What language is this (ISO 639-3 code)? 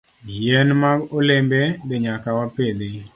luo